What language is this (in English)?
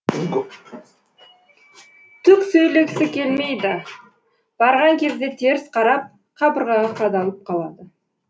Kazakh